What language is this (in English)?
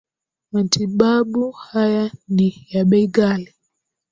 Swahili